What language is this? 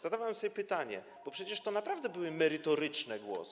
Polish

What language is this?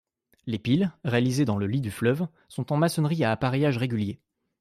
French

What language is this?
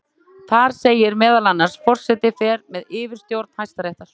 Icelandic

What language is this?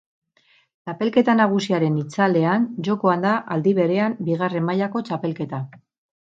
Basque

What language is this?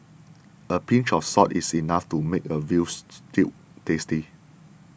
English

